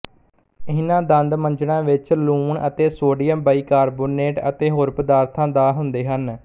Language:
Punjabi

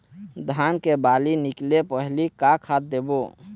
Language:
Chhattisgarhi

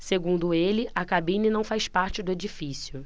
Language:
Portuguese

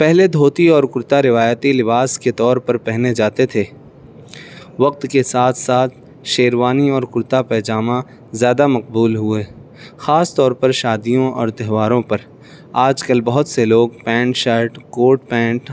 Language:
Urdu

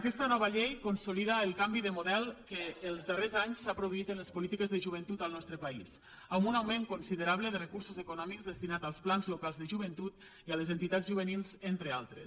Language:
Catalan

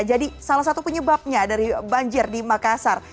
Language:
Indonesian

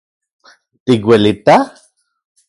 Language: Central Puebla Nahuatl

